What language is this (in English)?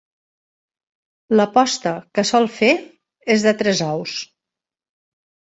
Catalan